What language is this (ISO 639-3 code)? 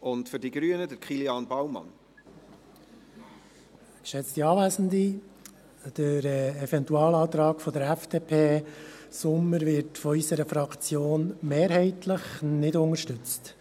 gsw